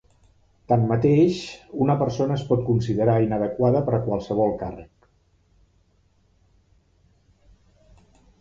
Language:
Catalan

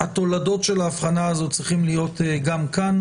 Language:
Hebrew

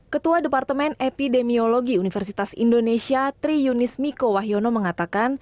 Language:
Indonesian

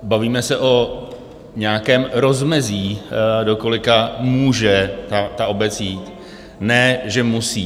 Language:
Czech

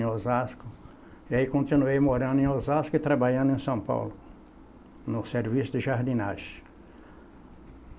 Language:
Portuguese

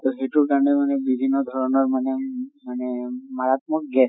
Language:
Assamese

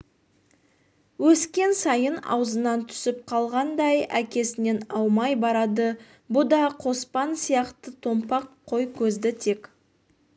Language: Kazakh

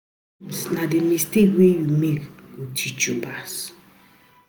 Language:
Nigerian Pidgin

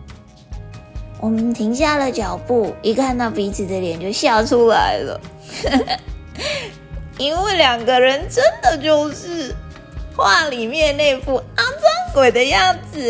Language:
Chinese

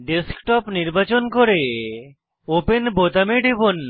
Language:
Bangla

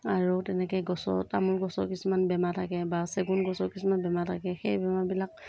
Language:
Assamese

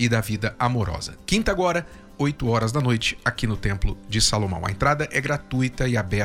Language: Portuguese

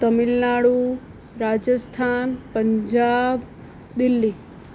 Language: Gujarati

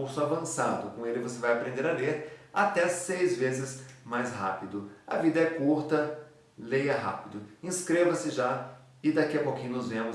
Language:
Portuguese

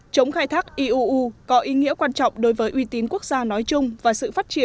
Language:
Vietnamese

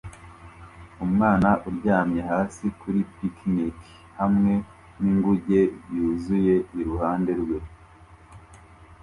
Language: Kinyarwanda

